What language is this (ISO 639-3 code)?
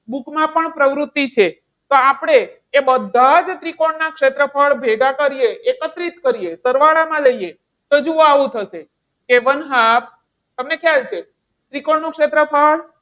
guj